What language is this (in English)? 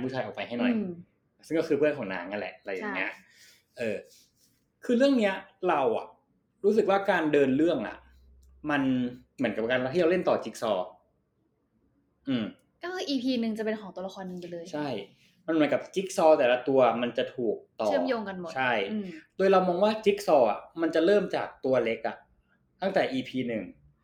Thai